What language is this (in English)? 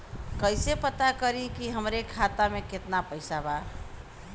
Bhojpuri